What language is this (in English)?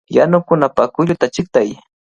Cajatambo North Lima Quechua